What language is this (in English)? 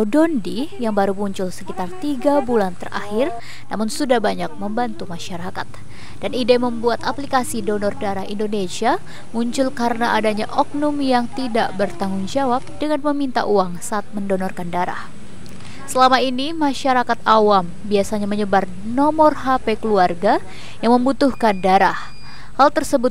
Indonesian